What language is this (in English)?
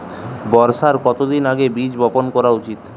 Bangla